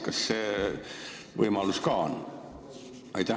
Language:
Estonian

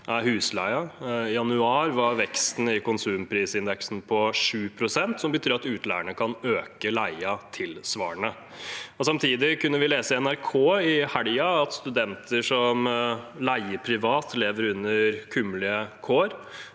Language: Norwegian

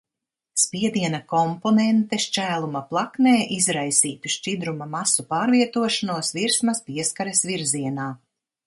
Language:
Latvian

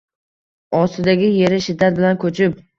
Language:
Uzbek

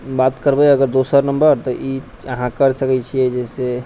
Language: Maithili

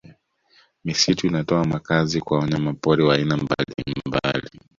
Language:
Swahili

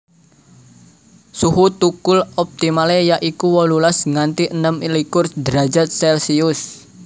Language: Javanese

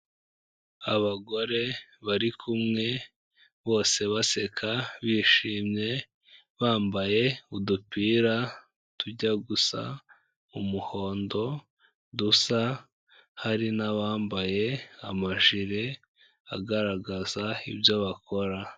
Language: Kinyarwanda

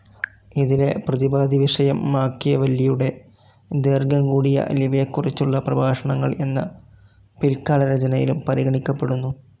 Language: Malayalam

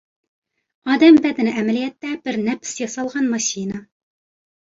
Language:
Uyghur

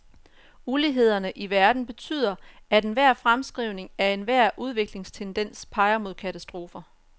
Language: Danish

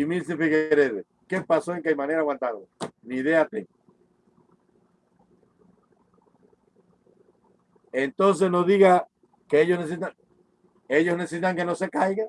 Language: Spanish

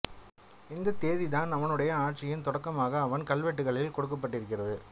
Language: Tamil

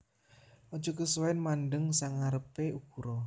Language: Javanese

